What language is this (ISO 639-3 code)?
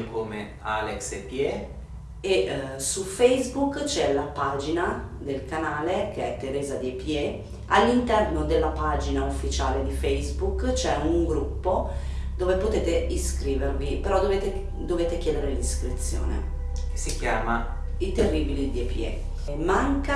ita